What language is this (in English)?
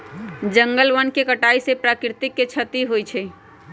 Magahi